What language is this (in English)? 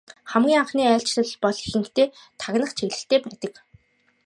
Mongolian